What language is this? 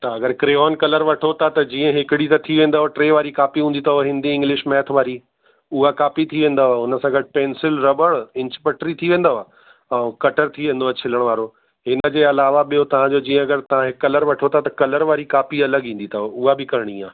Sindhi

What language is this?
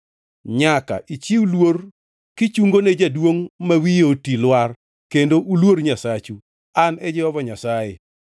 Luo (Kenya and Tanzania)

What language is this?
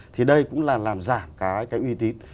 Vietnamese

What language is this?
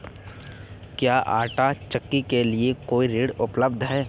Hindi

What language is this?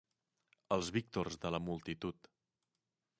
Catalan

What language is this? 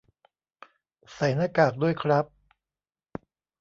Thai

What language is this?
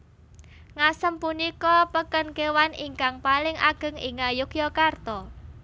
Javanese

